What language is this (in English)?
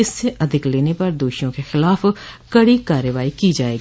Hindi